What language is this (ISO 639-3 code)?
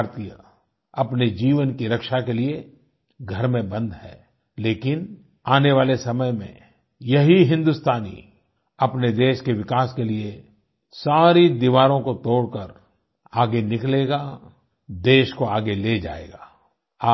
hin